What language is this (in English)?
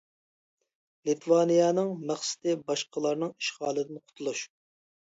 Uyghur